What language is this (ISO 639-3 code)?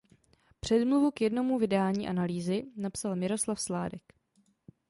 ces